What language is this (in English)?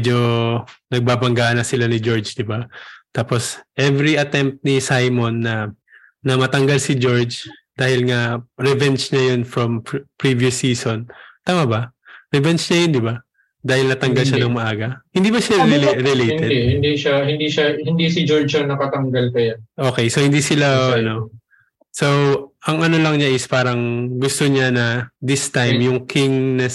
Filipino